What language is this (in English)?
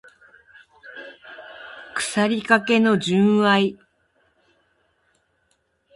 Japanese